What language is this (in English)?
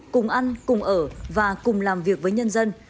Vietnamese